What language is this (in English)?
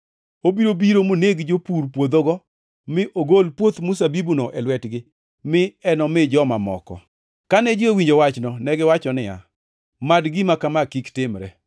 Luo (Kenya and Tanzania)